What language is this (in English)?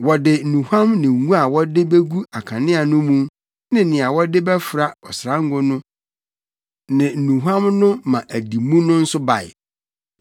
Akan